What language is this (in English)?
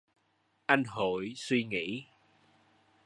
Vietnamese